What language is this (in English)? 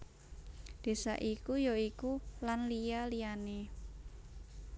Javanese